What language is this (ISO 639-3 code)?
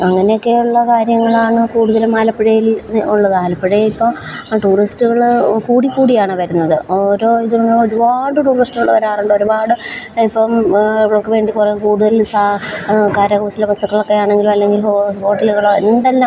mal